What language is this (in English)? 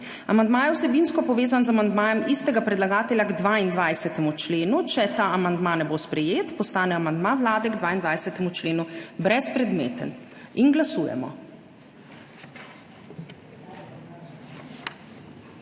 Slovenian